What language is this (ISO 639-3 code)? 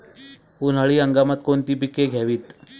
mar